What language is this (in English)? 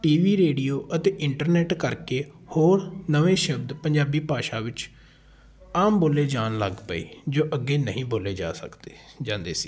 Punjabi